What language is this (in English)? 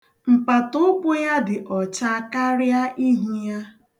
Igbo